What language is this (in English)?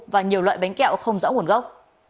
Vietnamese